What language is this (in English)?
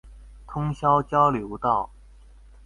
Chinese